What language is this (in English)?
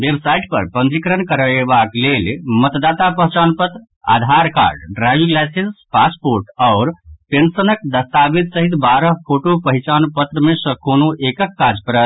Maithili